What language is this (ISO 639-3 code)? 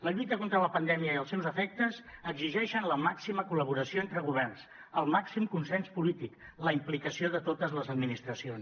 cat